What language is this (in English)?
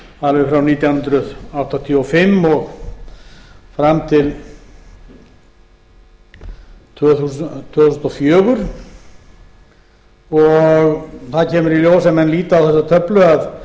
Icelandic